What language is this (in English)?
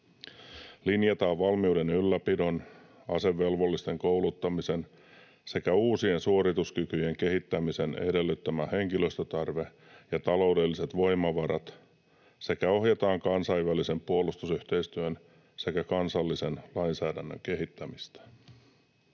Finnish